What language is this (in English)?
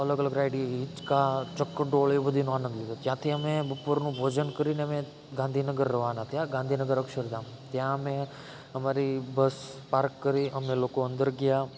Gujarati